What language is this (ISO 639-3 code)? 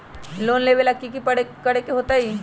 mag